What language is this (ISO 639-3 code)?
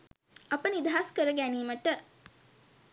sin